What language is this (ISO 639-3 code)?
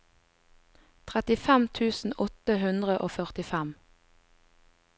nor